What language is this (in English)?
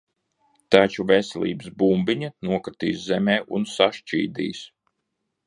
Latvian